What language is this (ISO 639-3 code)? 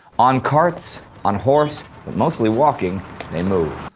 eng